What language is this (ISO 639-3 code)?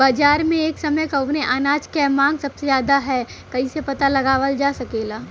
bho